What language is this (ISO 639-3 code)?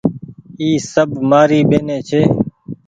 gig